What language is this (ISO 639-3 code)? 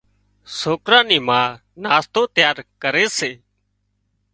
kxp